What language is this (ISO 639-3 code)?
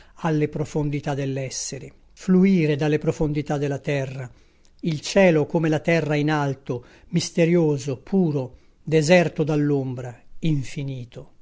ita